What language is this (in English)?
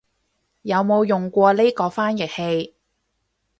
Cantonese